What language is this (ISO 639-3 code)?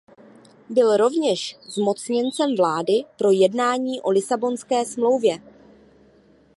ces